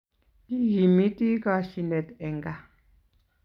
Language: Kalenjin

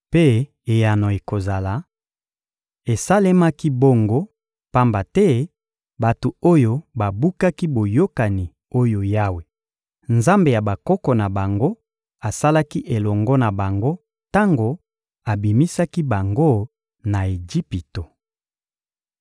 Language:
Lingala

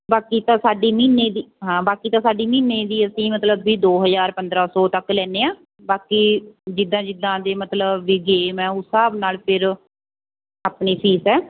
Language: Punjabi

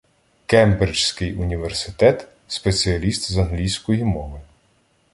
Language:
Ukrainian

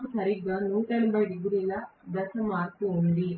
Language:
Telugu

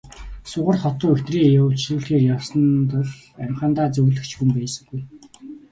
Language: Mongolian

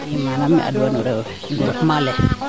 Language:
Serer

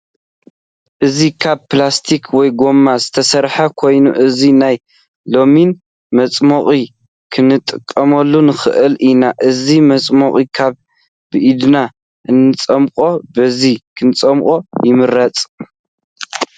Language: Tigrinya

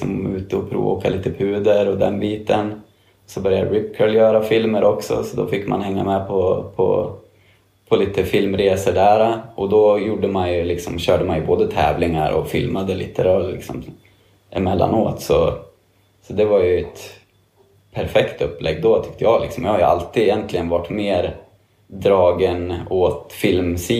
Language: Swedish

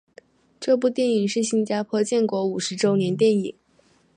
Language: Chinese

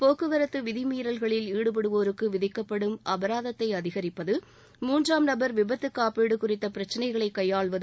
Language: Tamil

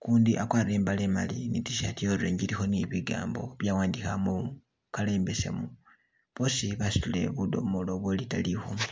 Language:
Masaaba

